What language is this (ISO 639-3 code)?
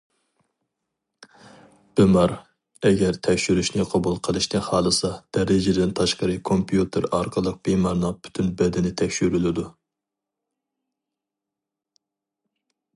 uig